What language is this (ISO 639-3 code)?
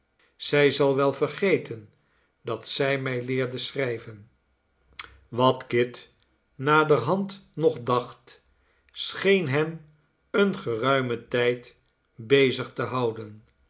nld